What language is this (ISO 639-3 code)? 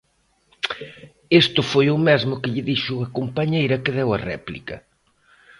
glg